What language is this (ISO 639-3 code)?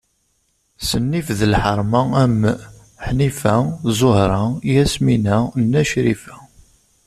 kab